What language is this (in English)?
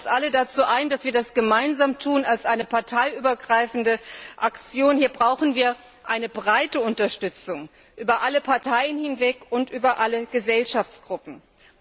German